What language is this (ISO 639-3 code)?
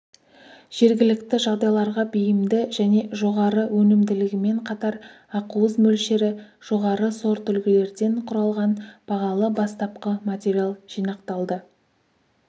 kaz